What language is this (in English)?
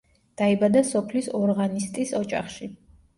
Georgian